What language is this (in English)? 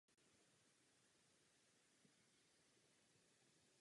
Czech